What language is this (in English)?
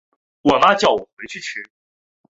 Chinese